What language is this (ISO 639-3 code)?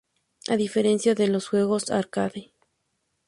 spa